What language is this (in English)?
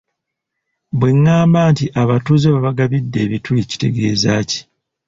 Ganda